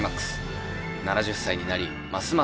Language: Japanese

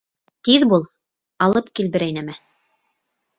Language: Bashkir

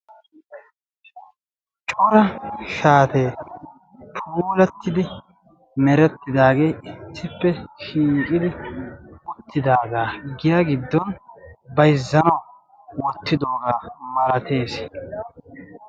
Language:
Wolaytta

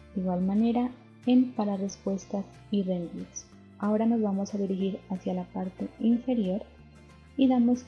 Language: Spanish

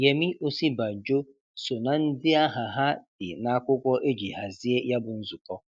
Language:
Igbo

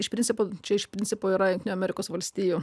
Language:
Lithuanian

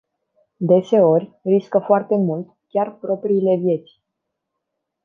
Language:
Romanian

